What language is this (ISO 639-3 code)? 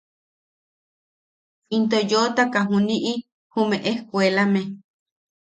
yaq